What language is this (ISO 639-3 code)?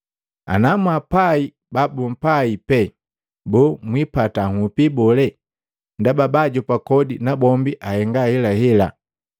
mgv